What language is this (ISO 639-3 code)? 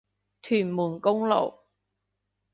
yue